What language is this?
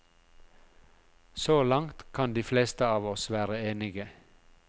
Norwegian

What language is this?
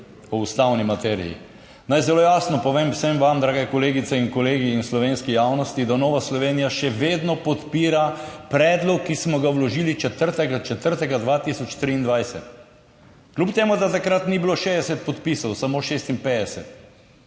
Slovenian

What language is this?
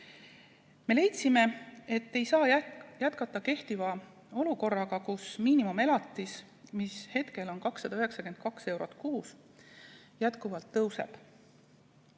Estonian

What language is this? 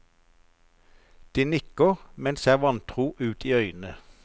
Norwegian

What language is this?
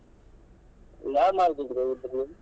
Kannada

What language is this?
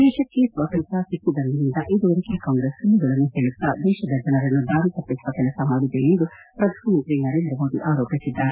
Kannada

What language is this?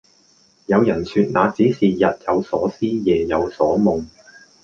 Cantonese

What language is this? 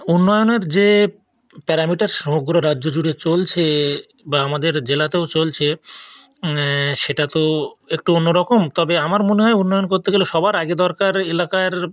Bangla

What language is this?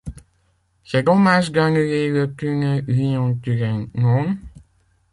French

